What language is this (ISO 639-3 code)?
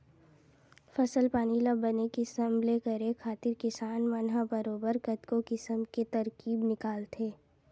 hne